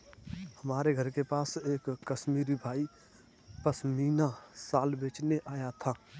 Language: Hindi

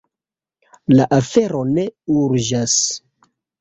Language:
Esperanto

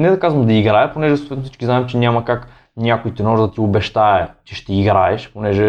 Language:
Bulgarian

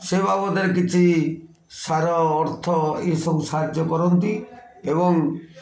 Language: Odia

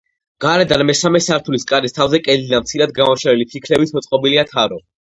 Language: Georgian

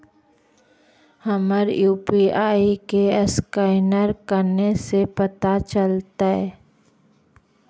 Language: Magahi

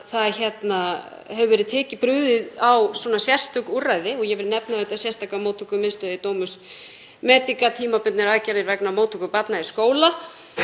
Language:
Icelandic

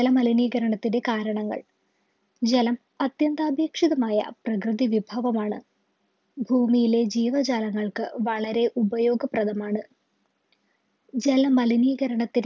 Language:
Malayalam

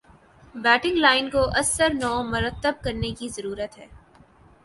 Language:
Urdu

